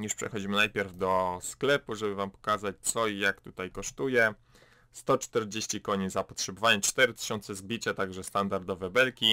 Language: Polish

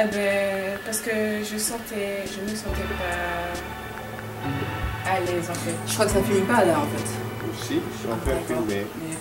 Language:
French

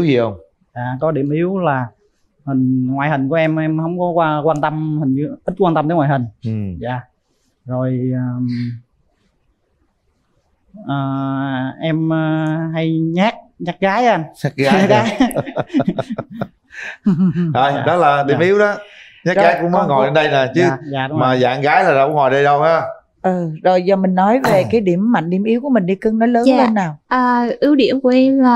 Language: Vietnamese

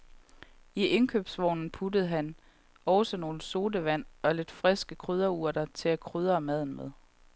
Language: Danish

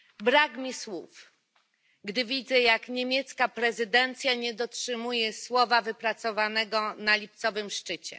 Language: Polish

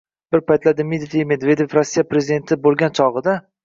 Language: Uzbek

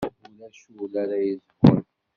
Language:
Kabyle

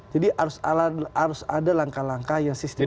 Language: Indonesian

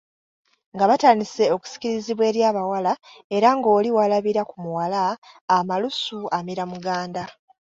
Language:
Ganda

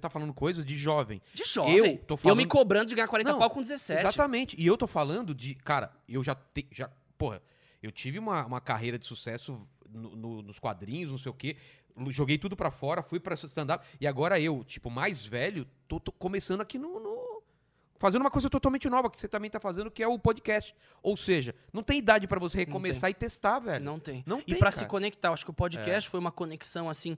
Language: Portuguese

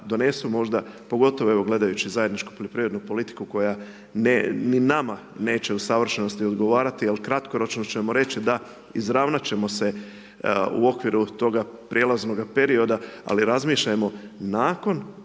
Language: Croatian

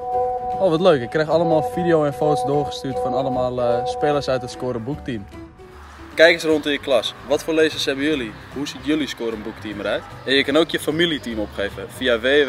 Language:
Dutch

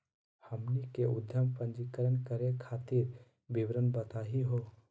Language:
Magahi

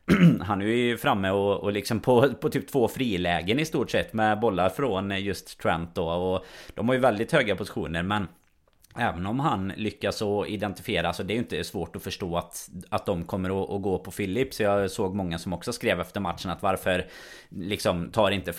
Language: Swedish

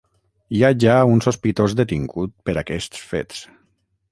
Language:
Catalan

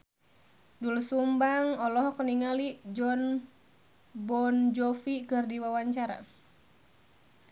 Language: Sundanese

